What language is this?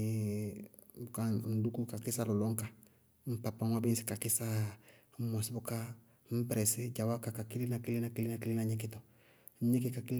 Bago-Kusuntu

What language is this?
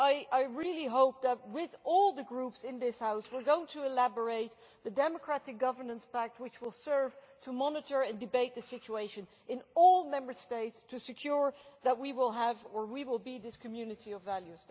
English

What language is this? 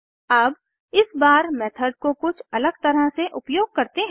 Hindi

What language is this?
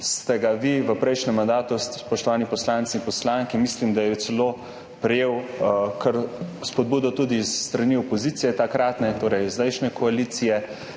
Slovenian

